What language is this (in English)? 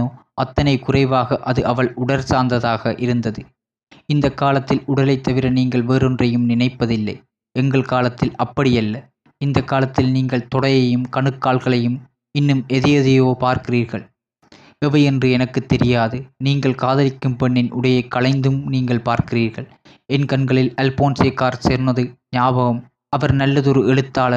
Tamil